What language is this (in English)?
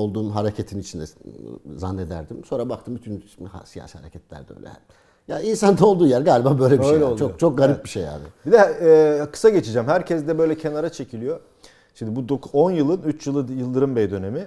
Turkish